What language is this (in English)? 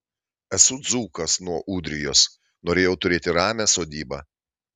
Lithuanian